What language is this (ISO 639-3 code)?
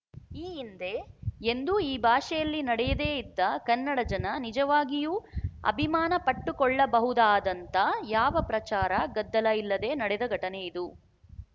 kan